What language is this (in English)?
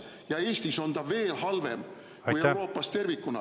Estonian